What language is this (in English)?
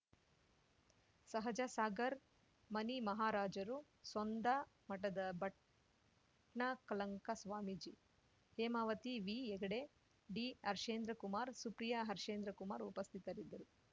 Kannada